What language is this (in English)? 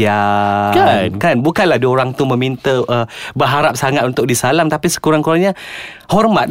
Malay